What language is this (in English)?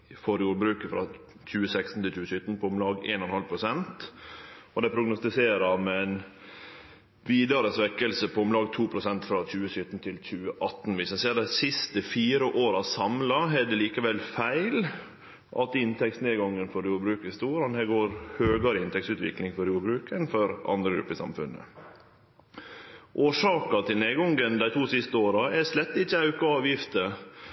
Norwegian Nynorsk